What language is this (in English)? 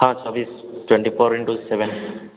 Odia